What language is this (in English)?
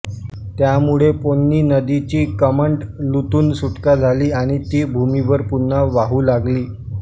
Marathi